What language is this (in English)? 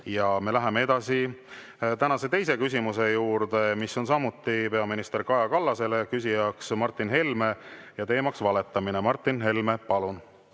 Estonian